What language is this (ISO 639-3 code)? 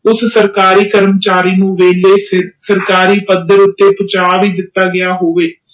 pan